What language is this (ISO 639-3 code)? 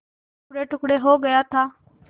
hin